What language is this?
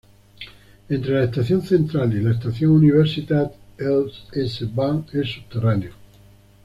Spanish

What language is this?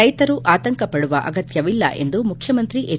Kannada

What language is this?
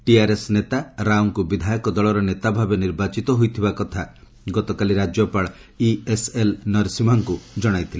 Odia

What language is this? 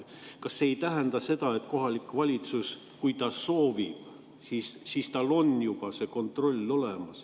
Estonian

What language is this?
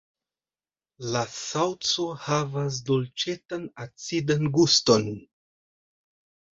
Esperanto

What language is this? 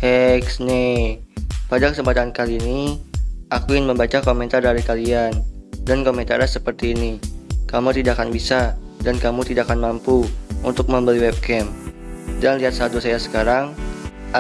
Indonesian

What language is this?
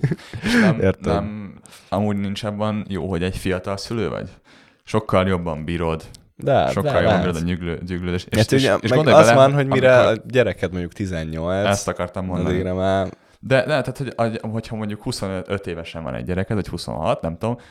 Hungarian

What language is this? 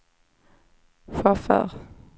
Swedish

